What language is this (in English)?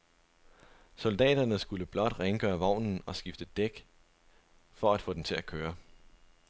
Danish